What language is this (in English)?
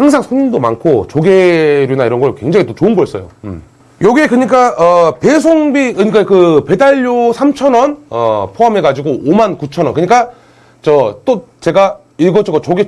Korean